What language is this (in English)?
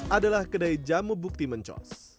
Indonesian